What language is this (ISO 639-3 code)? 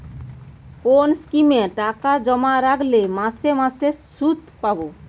ben